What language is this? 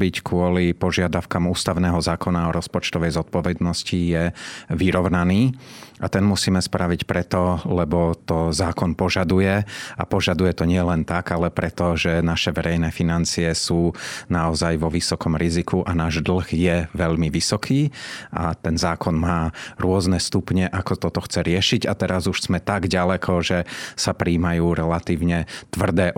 Slovak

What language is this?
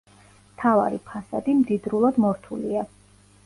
Georgian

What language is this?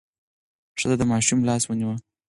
Pashto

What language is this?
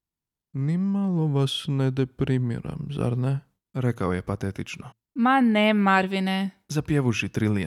Croatian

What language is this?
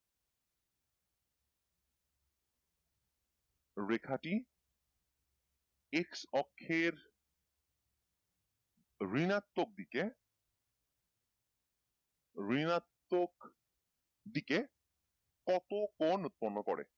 Bangla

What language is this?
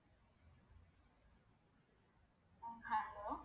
Tamil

